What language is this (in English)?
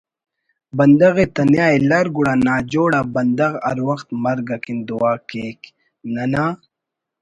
Brahui